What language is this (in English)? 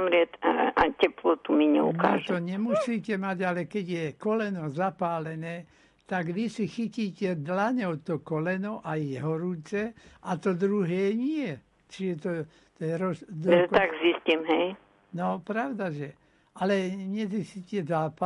Slovak